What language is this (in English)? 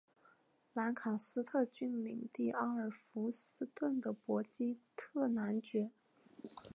Chinese